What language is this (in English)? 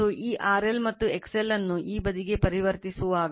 Kannada